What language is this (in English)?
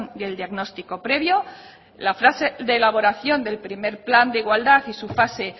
Spanish